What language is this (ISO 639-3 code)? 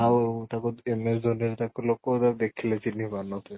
ori